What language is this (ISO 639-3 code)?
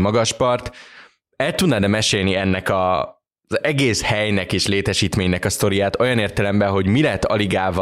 hun